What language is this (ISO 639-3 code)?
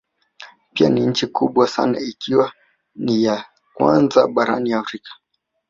swa